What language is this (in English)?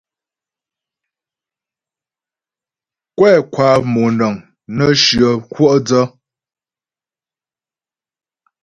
Ghomala